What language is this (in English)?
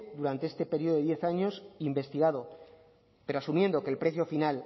Spanish